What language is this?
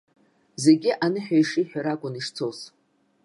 Abkhazian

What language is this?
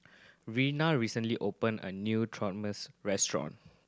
English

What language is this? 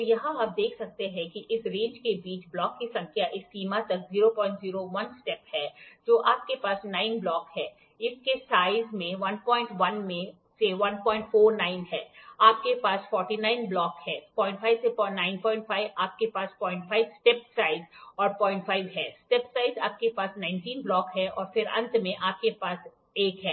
Hindi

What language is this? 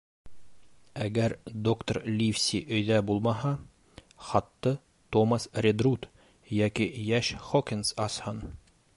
Bashkir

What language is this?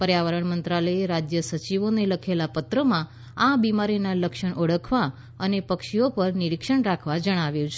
Gujarati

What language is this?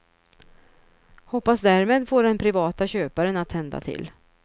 Swedish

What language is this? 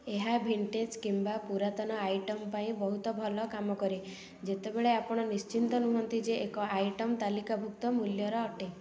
Odia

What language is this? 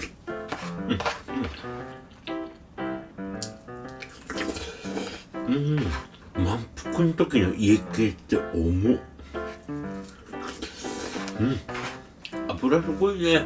Japanese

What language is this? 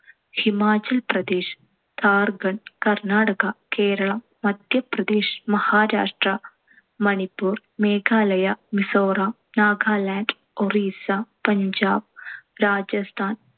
Malayalam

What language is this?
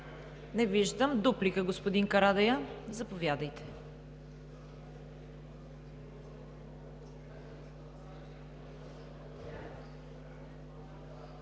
Bulgarian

